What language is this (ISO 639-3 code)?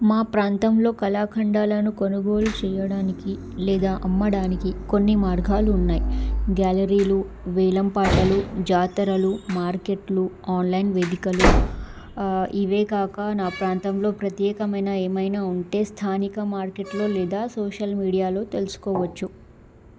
tel